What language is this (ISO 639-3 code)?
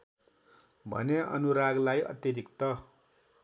nep